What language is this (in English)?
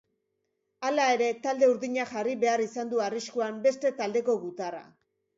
Basque